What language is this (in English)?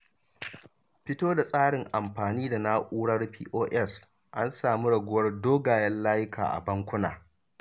Hausa